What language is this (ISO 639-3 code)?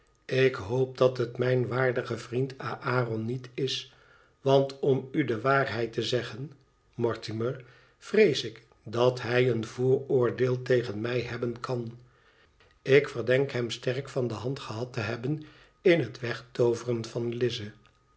nld